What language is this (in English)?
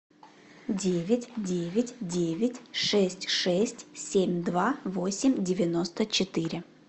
Russian